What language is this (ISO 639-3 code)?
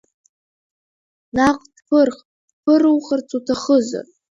abk